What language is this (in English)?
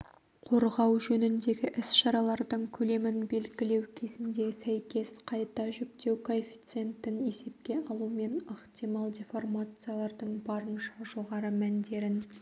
Kazakh